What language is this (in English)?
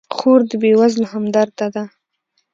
Pashto